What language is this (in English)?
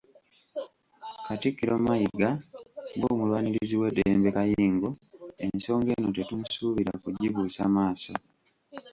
Ganda